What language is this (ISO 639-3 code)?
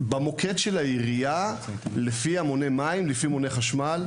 heb